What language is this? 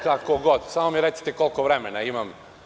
Serbian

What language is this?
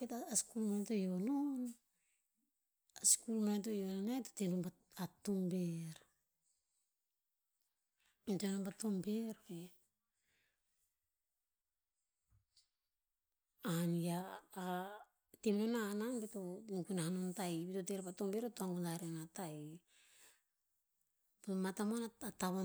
Tinputz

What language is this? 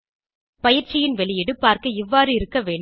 Tamil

